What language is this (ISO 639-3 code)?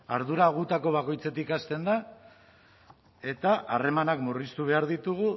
eus